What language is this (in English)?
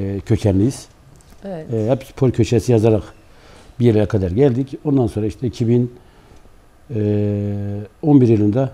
Turkish